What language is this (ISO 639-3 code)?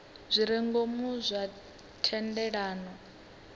ven